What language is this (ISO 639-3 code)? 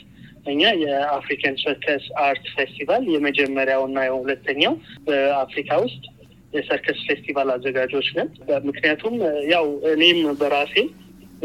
amh